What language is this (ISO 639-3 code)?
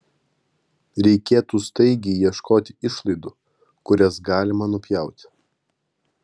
lit